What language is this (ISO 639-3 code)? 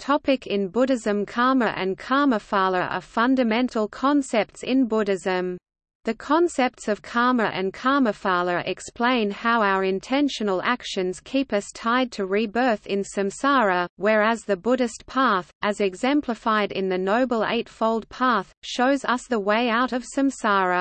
eng